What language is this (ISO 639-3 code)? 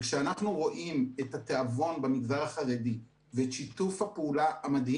heb